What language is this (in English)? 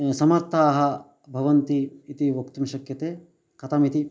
Sanskrit